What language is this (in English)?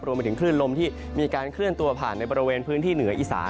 Thai